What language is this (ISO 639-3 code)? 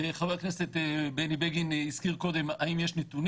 heb